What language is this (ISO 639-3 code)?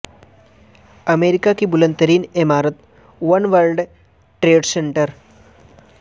urd